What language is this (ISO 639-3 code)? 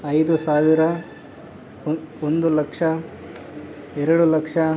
kan